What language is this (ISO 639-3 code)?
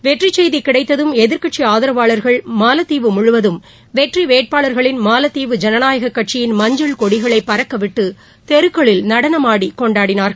tam